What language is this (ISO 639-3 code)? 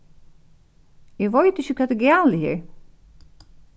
fao